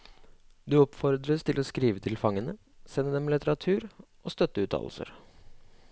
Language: Norwegian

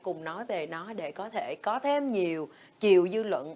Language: Vietnamese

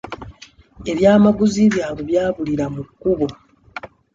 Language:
Ganda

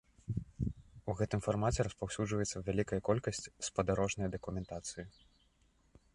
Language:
Belarusian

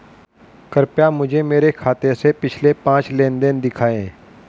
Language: Hindi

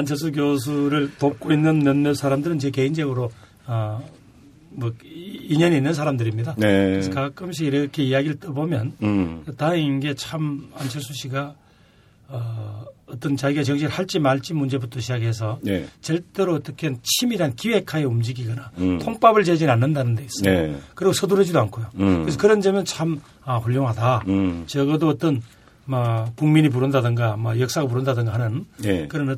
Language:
Korean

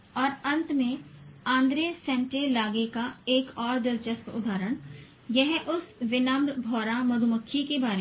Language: Hindi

